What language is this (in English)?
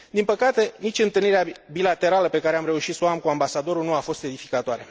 Romanian